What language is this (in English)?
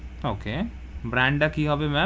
Bangla